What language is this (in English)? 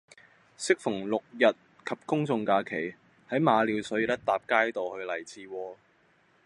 Cantonese